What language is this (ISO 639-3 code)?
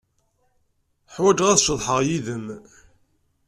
kab